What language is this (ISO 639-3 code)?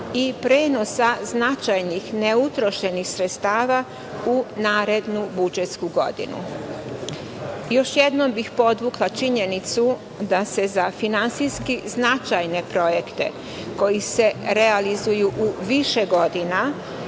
srp